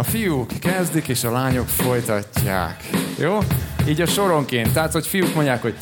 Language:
Hungarian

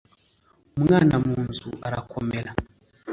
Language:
Kinyarwanda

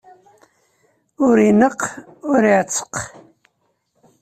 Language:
Kabyle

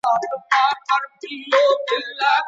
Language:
Pashto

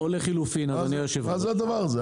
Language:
Hebrew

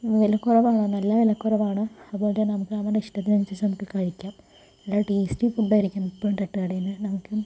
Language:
Malayalam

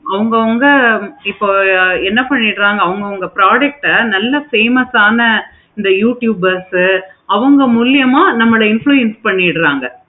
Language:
Tamil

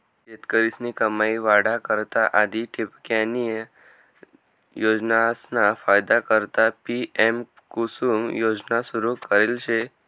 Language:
Marathi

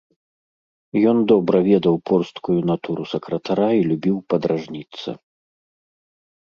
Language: Belarusian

